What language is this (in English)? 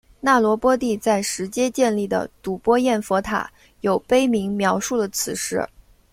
Chinese